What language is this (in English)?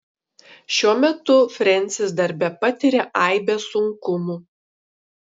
Lithuanian